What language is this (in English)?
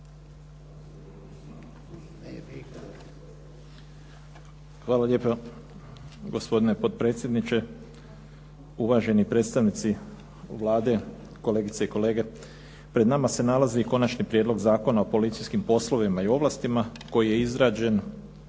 Croatian